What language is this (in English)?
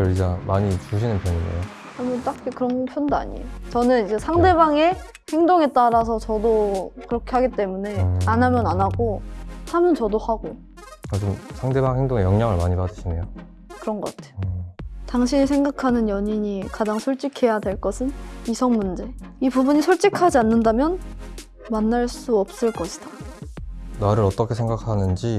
Korean